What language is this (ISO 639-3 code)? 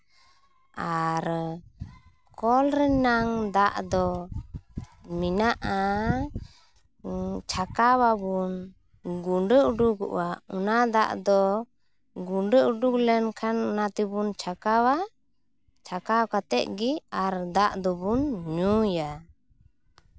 sat